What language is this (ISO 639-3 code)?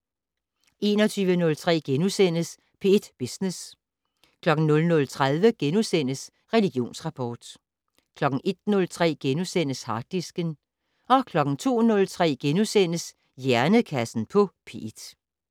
dan